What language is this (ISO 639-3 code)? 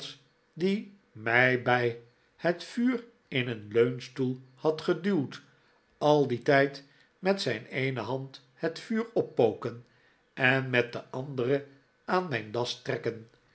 nld